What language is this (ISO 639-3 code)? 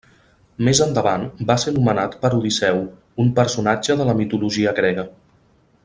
cat